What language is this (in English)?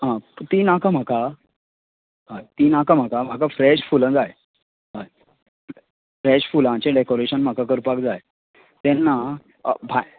Konkani